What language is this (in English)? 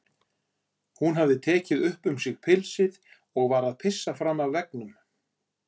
Icelandic